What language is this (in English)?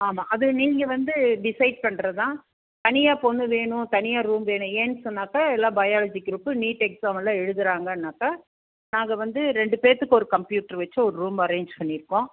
Tamil